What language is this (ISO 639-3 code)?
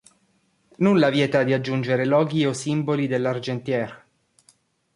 ita